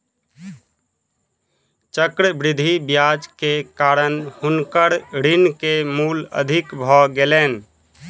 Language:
Maithili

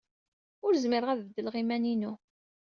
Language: Kabyle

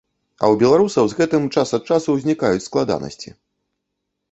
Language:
Belarusian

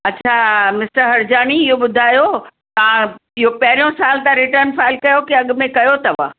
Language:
Sindhi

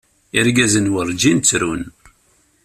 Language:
Kabyle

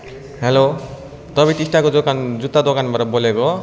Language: Nepali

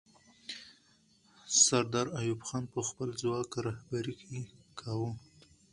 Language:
Pashto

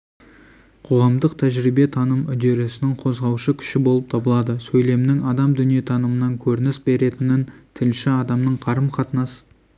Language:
Kazakh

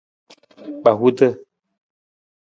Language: Nawdm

